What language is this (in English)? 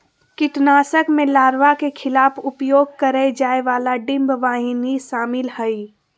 Magahi